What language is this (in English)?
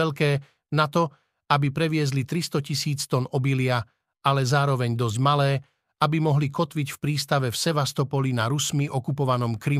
Slovak